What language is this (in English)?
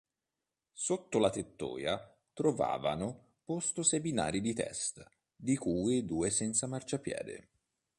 Italian